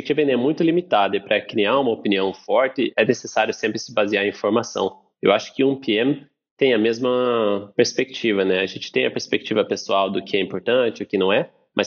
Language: Portuguese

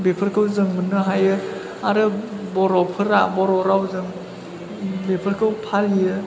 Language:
Bodo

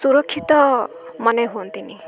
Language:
Odia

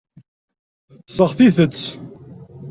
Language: Kabyle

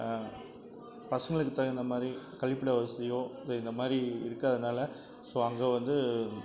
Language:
Tamil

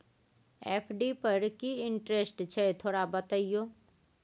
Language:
Maithili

